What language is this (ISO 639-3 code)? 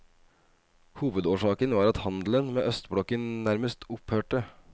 nor